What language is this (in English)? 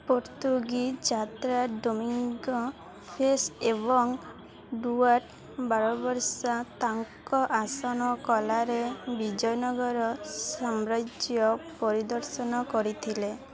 Odia